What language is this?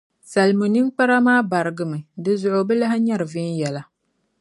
Dagbani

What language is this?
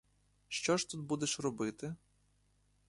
Ukrainian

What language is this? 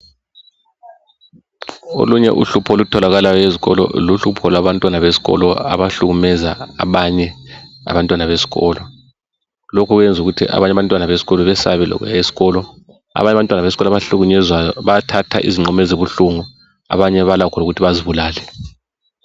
North Ndebele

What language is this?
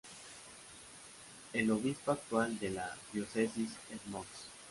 Spanish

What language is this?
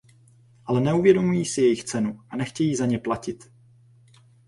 Czech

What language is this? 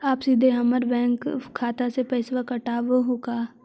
Magahi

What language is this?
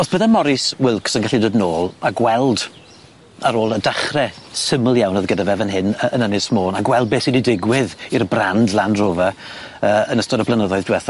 Welsh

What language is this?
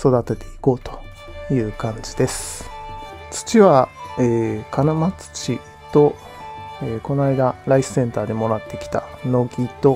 Japanese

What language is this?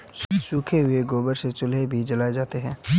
Hindi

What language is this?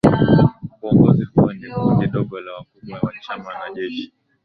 Swahili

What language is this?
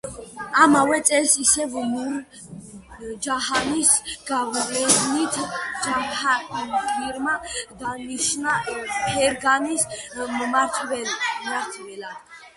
Georgian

